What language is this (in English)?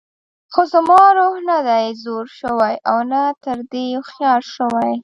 Pashto